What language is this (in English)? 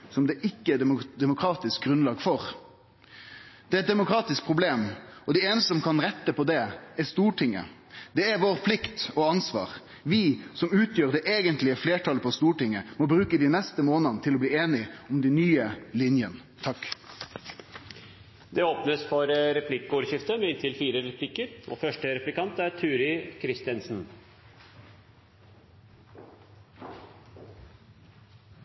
Norwegian